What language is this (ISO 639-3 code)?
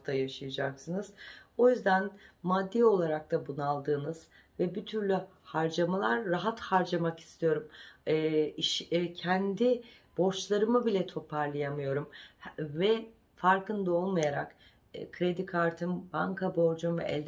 tur